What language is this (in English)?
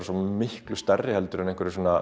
Icelandic